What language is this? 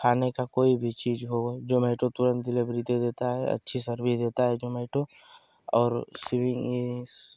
Hindi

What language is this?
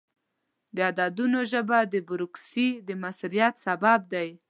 Pashto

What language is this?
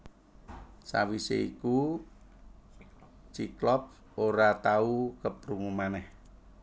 Javanese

